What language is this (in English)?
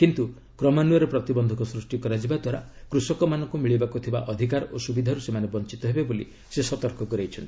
Odia